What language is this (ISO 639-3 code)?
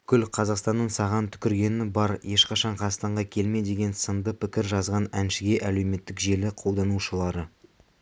kaz